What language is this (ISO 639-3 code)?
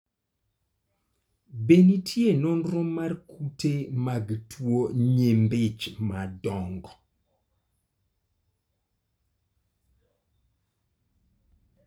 luo